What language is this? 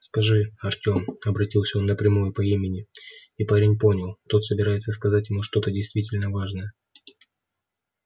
Russian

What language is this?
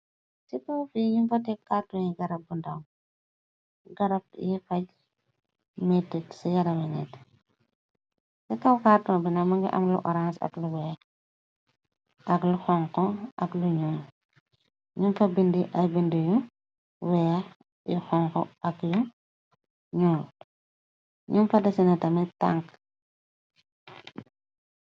Wolof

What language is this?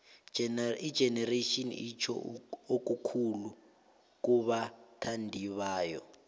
South Ndebele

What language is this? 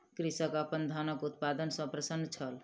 Maithili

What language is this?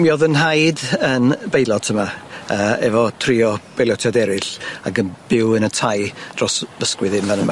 Welsh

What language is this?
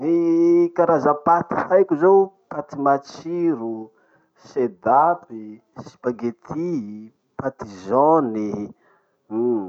Masikoro Malagasy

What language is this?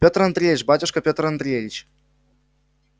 Russian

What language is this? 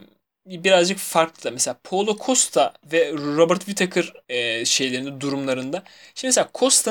Turkish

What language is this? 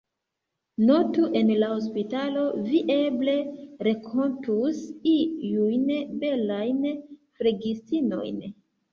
Esperanto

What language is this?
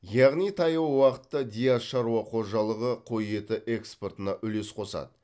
Kazakh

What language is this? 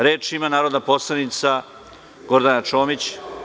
Serbian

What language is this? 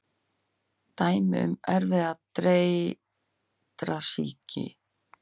Icelandic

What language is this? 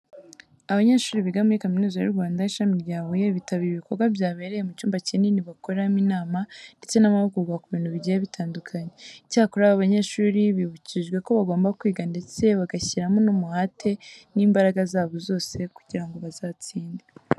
Kinyarwanda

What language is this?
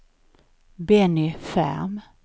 Swedish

